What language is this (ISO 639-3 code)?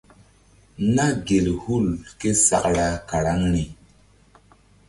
mdd